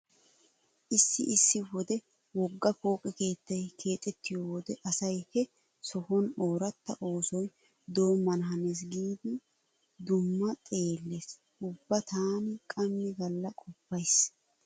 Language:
Wolaytta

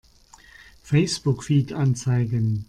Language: German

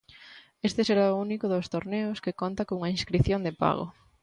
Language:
Galician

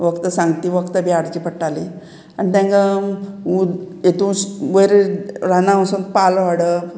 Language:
Konkani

